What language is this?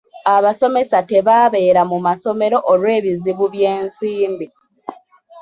Ganda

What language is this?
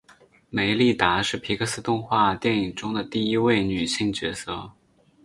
Chinese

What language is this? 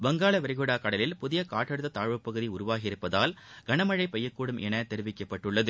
Tamil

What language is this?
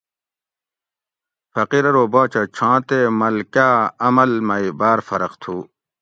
Gawri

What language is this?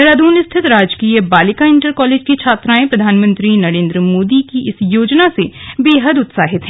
Hindi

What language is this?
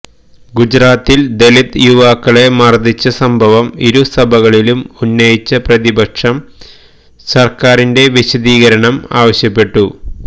Malayalam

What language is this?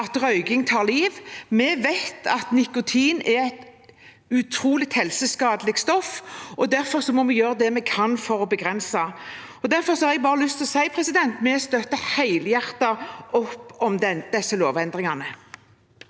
Norwegian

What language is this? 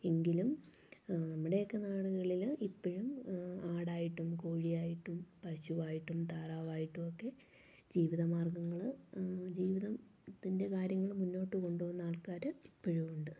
Malayalam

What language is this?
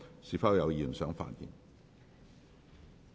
Cantonese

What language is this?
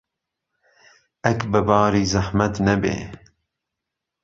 Central Kurdish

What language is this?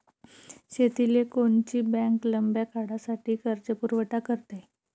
Marathi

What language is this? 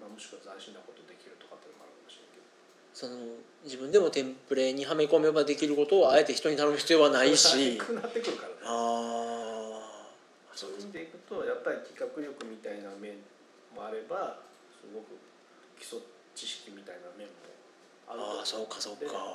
Japanese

